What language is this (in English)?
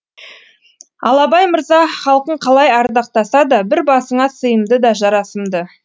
Kazakh